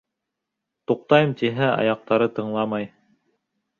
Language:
Bashkir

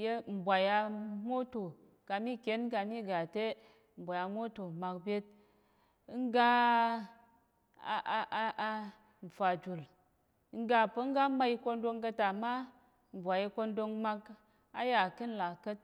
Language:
Tarok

